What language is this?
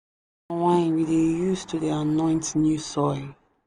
Nigerian Pidgin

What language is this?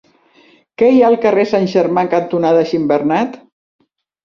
Catalan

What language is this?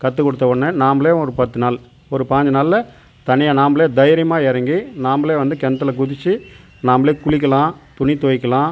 Tamil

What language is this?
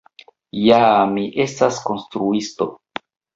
Esperanto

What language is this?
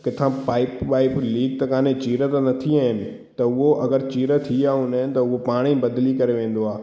Sindhi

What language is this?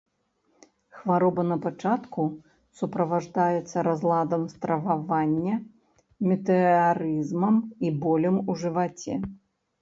Belarusian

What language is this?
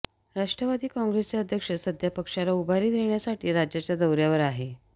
Marathi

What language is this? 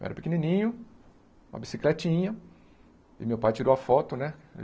Portuguese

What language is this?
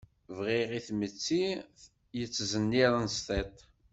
Kabyle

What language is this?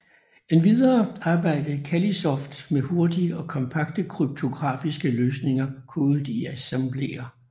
Danish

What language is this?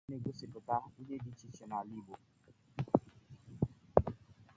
Igbo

